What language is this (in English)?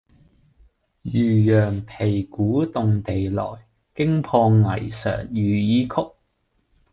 Cantonese